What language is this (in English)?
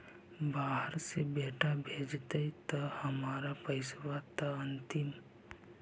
Magahi